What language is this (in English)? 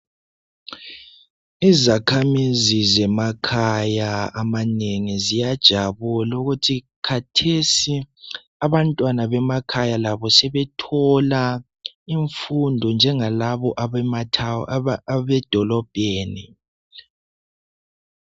North Ndebele